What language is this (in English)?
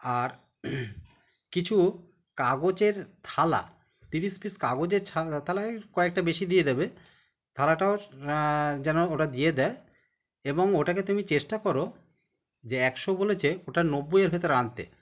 Bangla